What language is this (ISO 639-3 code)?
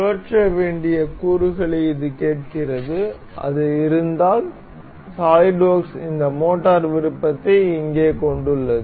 tam